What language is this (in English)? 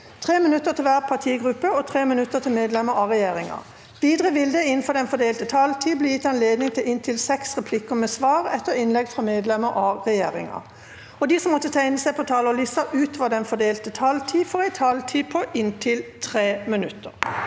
Norwegian